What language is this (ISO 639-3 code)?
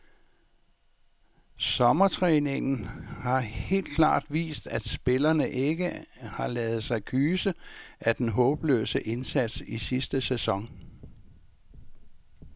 dan